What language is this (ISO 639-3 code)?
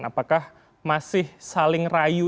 ind